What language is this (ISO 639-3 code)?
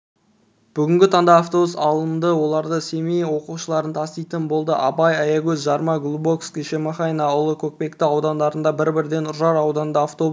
kaz